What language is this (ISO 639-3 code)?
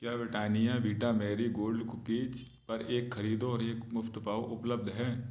hin